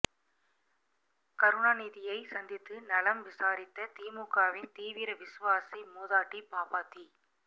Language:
Tamil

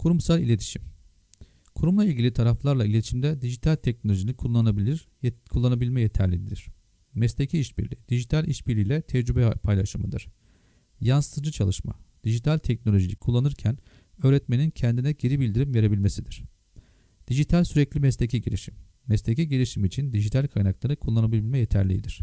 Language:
Turkish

